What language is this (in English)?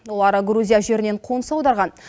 Kazakh